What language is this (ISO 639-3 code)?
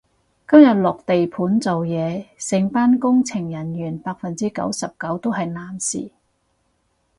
yue